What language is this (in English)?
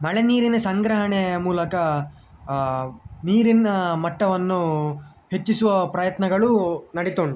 Kannada